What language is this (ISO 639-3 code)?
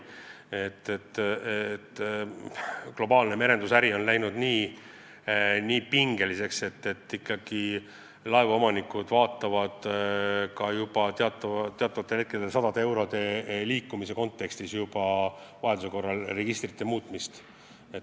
est